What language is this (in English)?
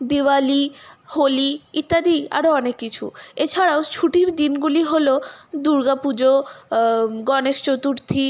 Bangla